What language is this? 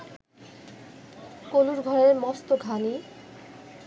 Bangla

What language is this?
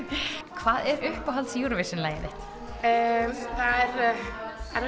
Icelandic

